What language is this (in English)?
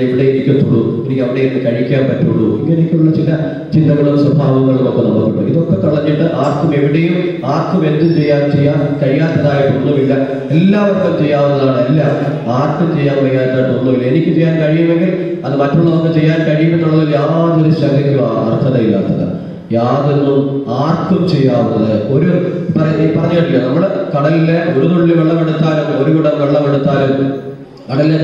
Indonesian